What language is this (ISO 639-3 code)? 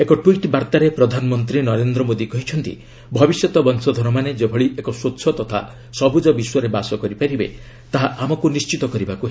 ori